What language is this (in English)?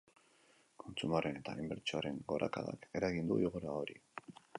Basque